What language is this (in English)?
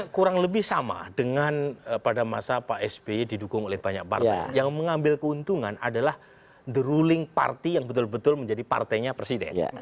Indonesian